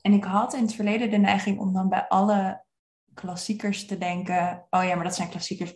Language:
Dutch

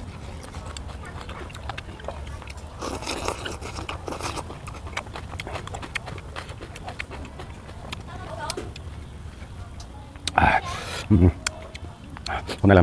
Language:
Vietnamese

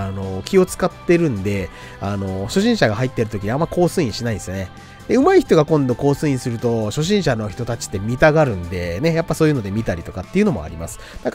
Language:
Japanese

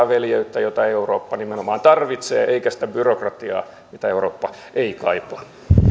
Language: Finnish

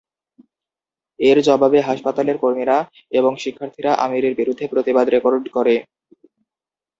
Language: Bangla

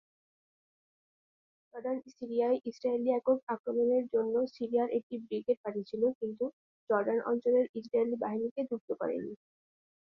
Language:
Bangla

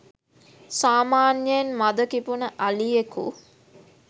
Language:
Sinhala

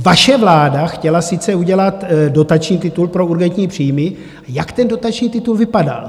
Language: Czech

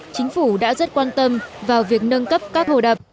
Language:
Vietnamese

